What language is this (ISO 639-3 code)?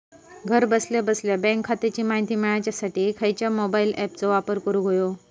mar